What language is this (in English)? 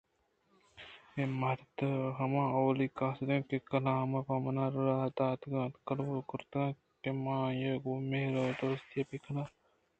Eastern Balochi